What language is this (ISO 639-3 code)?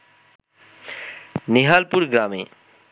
ben